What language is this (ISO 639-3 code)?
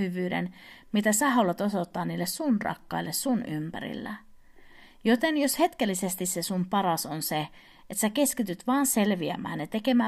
fin